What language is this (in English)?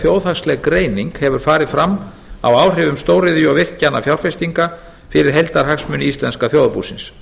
Icelandic